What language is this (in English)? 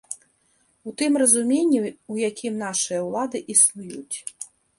Belarusian